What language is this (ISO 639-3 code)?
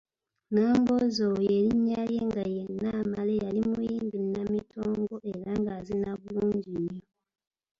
lug